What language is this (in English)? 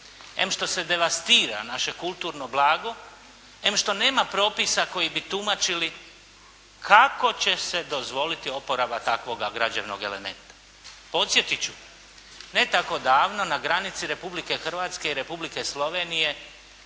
Croatian